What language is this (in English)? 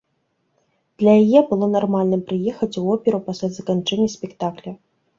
Belarusian